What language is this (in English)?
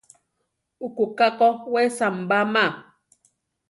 Central Tarahumara